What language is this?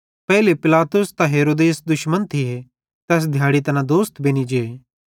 Bhadrawahi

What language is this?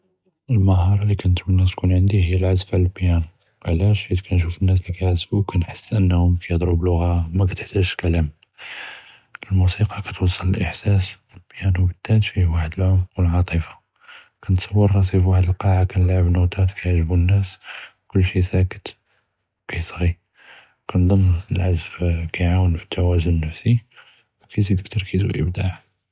Judeo-Arabic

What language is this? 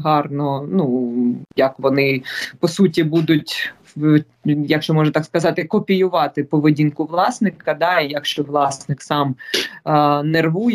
Ukrainian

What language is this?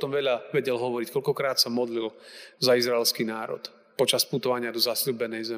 Slovak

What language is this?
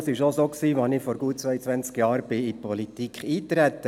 Swiss German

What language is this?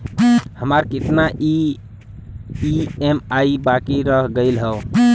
Bhojpuri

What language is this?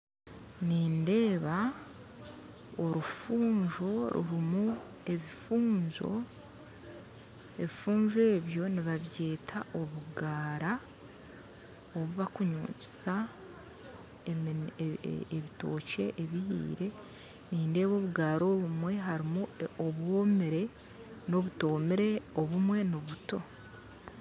Nyankole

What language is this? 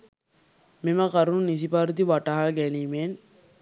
Sinhala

